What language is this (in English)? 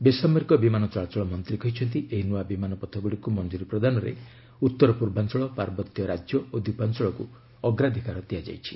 Odia